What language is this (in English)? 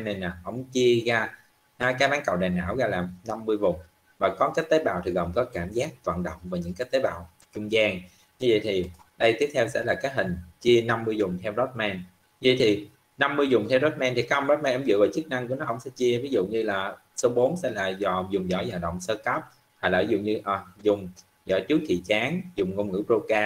Vietnamese